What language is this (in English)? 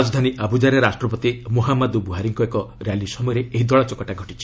Odia